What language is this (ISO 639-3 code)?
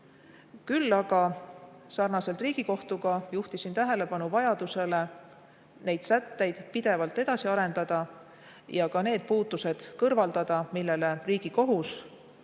est